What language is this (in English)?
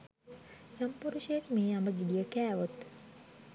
Sinhala